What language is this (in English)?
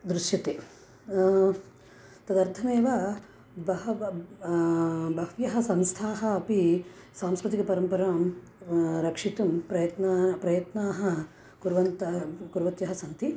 Sanskrit